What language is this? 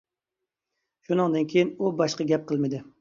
Uyghur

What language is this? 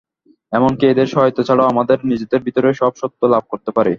Bangla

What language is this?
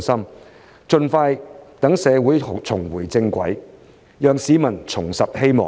Cantonese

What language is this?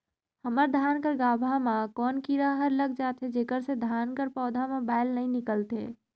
Chhattisgarhi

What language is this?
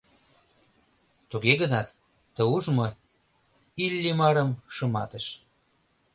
Mari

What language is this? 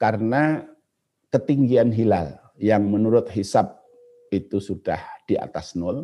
Indonesian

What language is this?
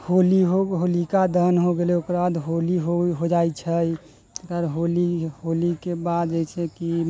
Maithili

